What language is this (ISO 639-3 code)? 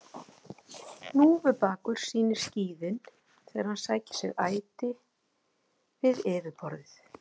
isl